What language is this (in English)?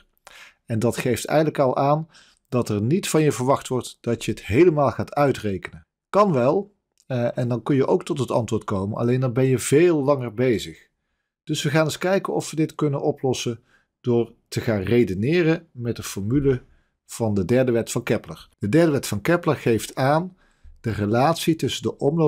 Dutch